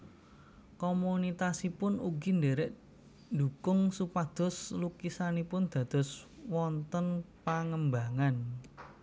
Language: Javanese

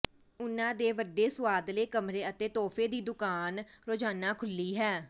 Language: Punjabi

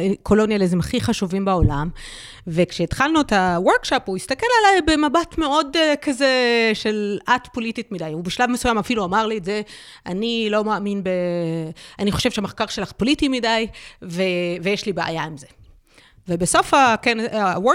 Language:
Hebrew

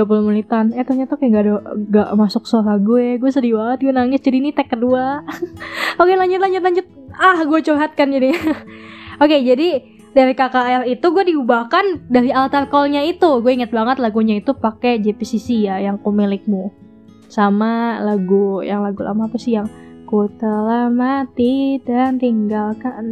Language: Indonesian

